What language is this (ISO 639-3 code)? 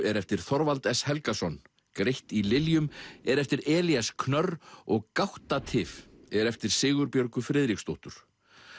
isl